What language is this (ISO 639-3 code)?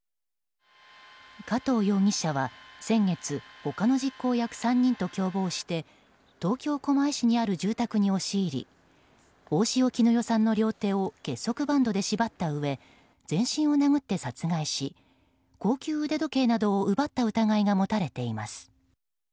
jpn